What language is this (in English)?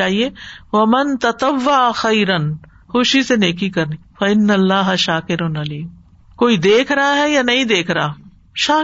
Urdu